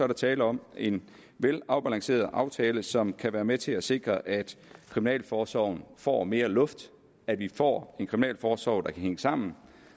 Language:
Danish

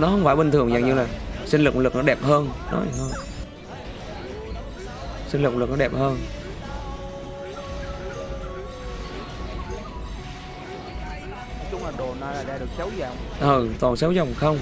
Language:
Vietnamese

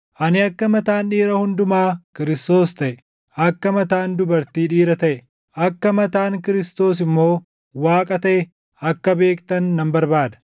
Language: Oromo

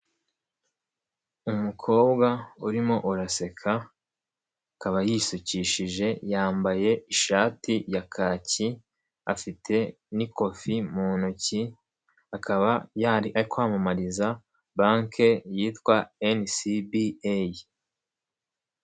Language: Kinyarwanda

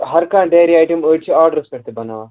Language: Kashmiri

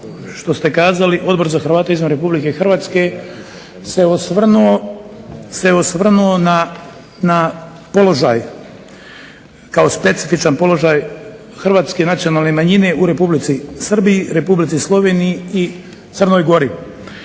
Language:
Croatian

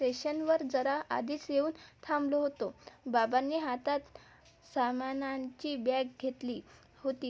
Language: Marathi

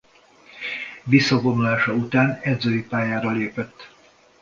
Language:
Hungarian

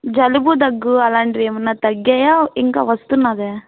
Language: Telugu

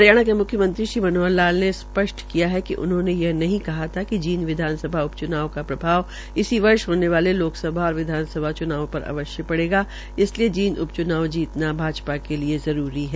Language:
Hindi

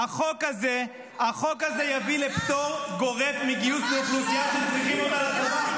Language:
Hebrew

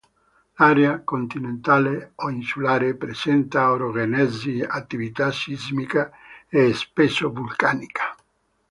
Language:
Italian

